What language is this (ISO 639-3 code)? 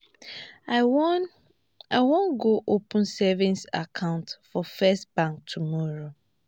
pcm